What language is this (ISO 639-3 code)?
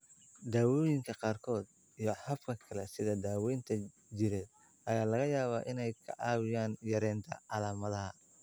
som